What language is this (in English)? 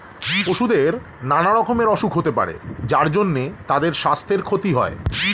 Bangla